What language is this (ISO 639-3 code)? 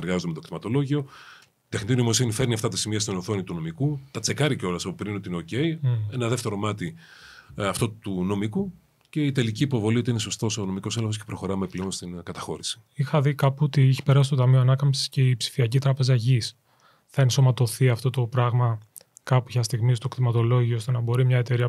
ell